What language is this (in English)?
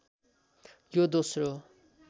Nepali